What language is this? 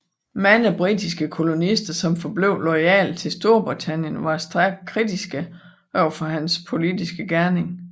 Danish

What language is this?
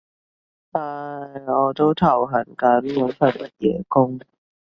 Cantonese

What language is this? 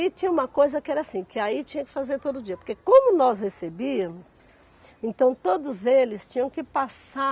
Portuguese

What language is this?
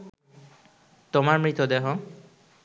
Bangla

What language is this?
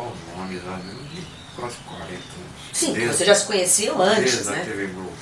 Portuguese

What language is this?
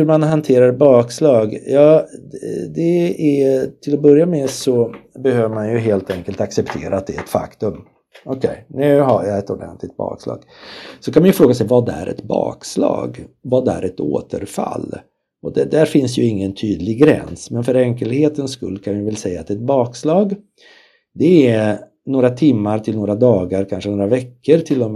Swedish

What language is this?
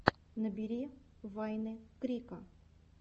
Russian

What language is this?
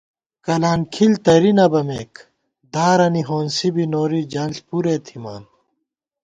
Gawar-Bati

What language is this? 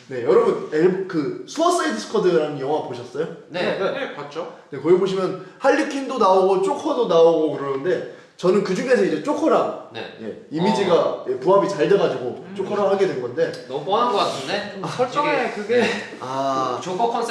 Korean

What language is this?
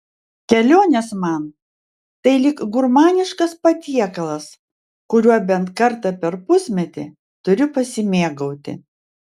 Lithuanian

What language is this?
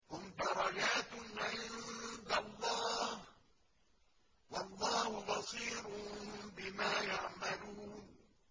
Arabic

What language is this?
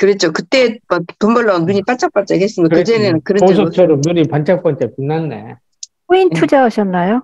Korean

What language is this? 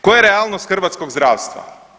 Croatian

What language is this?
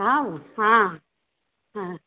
Maithili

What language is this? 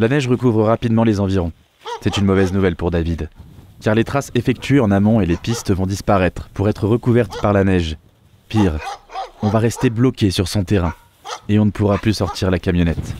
French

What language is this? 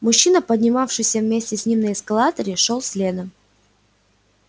Russian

